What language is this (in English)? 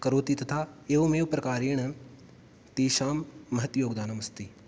Sanskrit